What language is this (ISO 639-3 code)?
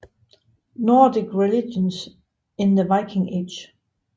dan